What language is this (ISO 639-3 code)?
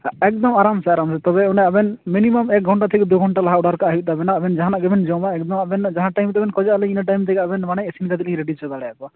sat